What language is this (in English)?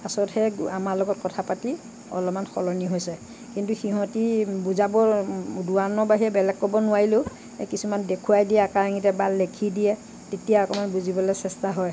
Assamese